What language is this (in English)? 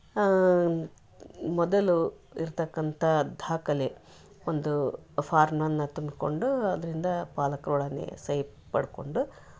Kannada